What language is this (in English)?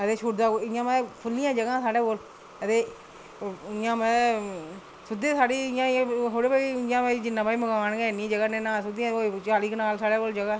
Dogri